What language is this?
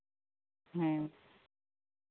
Santali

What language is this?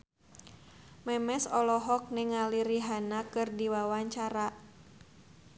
Sundanese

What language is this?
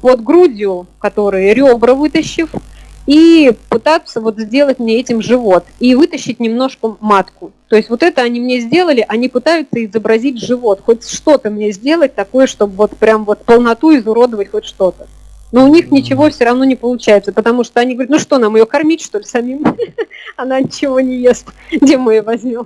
Russian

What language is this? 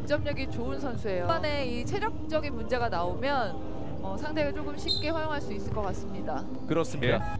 Korean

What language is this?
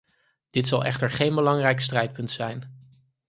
Dutch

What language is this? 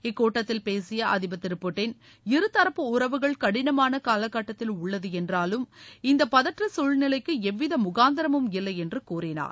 Tamil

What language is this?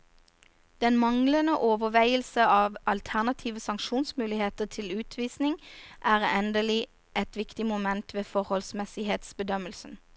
Norwegian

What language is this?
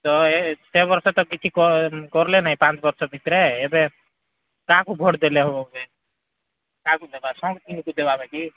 Odia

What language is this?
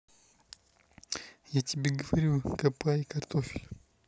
Russian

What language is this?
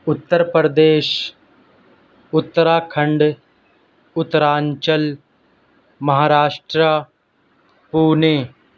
Urdu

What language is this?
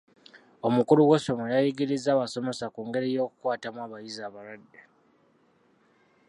Ganda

